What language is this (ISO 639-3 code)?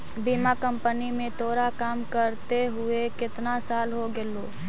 mag